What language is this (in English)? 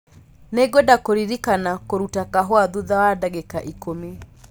Kikuyu